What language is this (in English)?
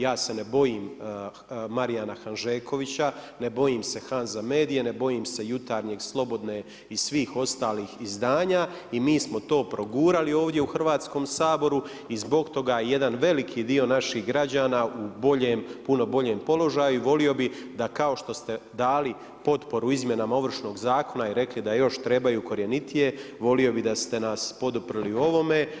Croatian